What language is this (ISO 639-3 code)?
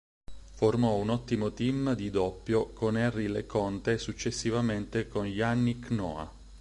ita